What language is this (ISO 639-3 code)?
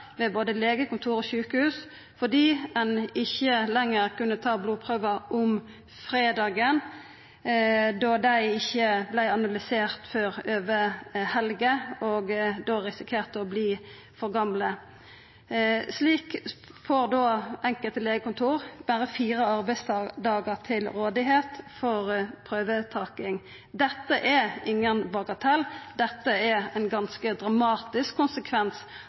nno